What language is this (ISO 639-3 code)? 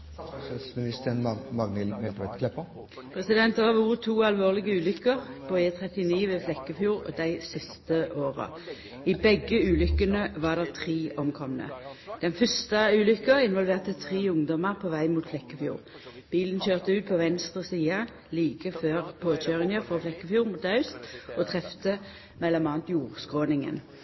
nor